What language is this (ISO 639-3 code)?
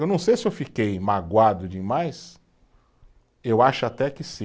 por